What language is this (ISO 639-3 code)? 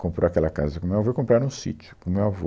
por